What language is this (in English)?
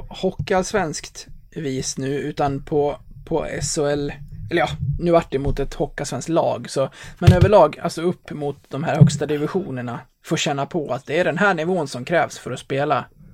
Swedish